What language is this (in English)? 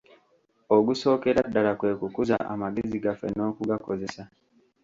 Ganda